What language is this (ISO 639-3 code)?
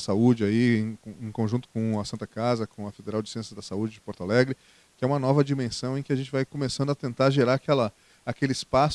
por